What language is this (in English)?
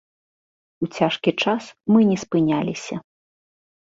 Belarusian